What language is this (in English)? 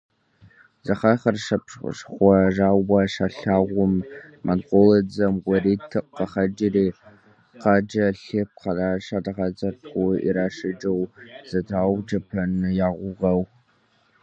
Kabardian